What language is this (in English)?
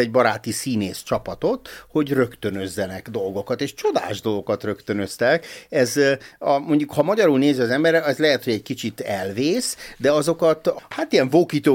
Hungarian